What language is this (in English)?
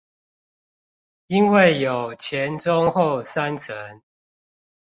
Chinese